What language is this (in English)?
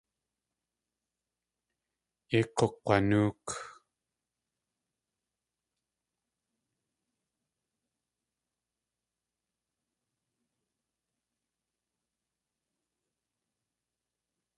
Tlingit